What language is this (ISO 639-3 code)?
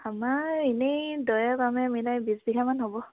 asm